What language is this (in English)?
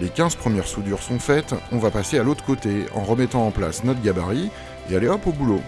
French